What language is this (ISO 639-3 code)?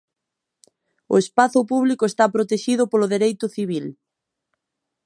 glg